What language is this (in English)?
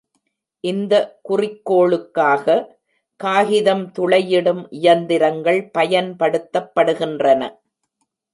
Tamil